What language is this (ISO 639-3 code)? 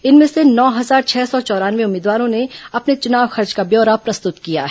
hin